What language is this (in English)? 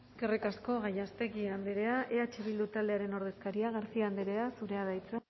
Basque